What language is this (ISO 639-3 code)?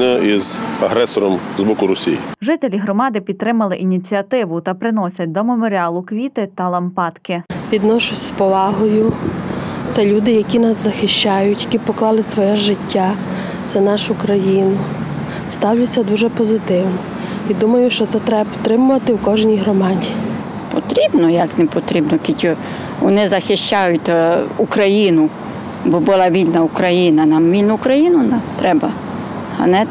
ukr